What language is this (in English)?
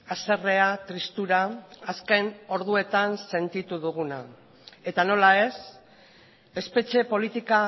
Basque